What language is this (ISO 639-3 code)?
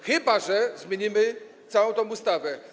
pol